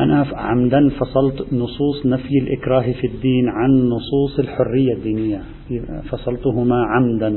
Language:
Arabic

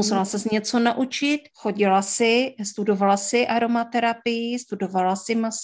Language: Czech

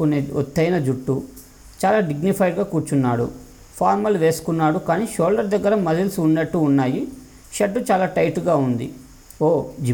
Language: Telugu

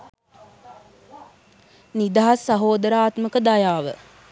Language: Sinhala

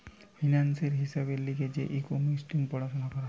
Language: Bangla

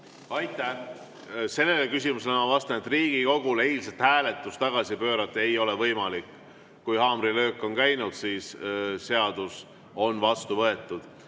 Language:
Estonian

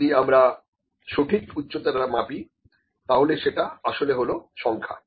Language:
Bangla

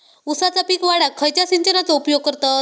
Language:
Marathi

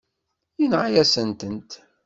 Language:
Kabyle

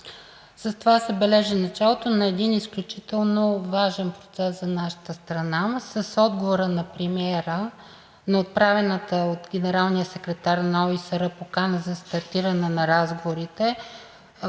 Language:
Bulgarian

